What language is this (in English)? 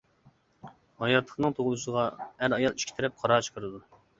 Uyghur